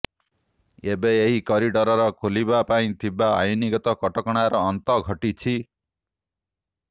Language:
Odia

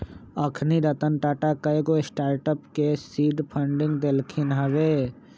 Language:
Magahi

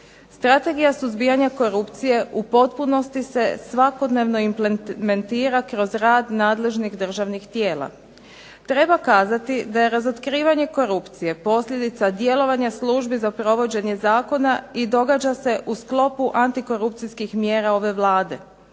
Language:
Croatian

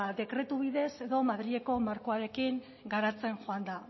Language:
Basque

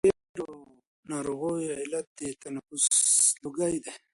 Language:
Pashto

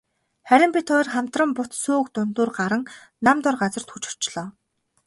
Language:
Mongolian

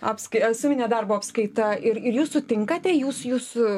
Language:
Lithuanian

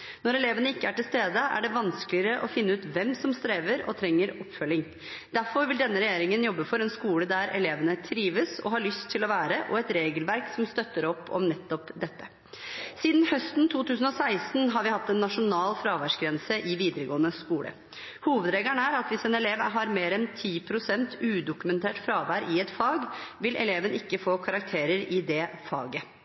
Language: Norwegian Bokmål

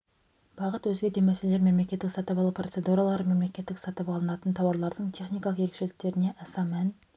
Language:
Kazakh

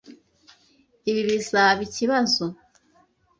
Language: Kinyarwanda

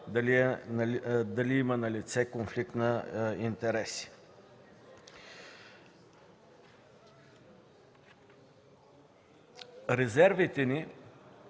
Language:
Bulgarian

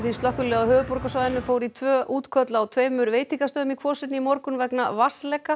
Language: Icelandic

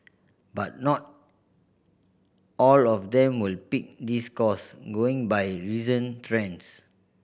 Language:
English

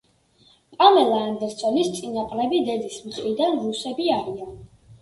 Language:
Georgian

